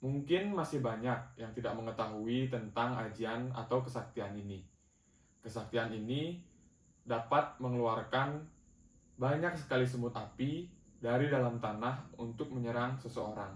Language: Indonesian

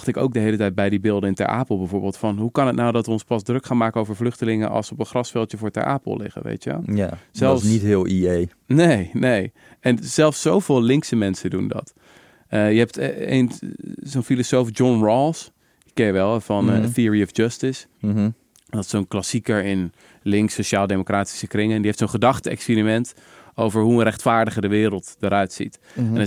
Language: Dutch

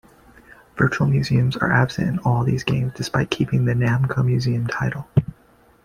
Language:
English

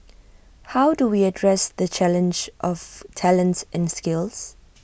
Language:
English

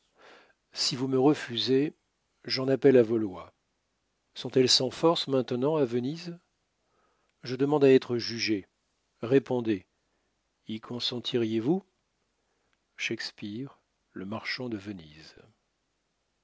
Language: French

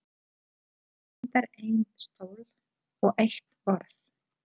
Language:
Icelandic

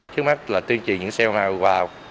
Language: Vietnamese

